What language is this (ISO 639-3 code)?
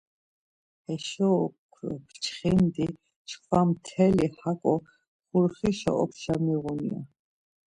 lzz